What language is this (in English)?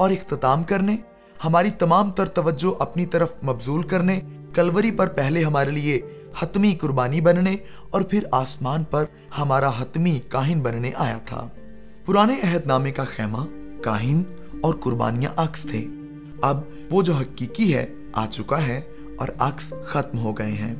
Urdu